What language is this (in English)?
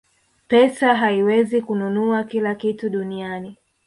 Swahili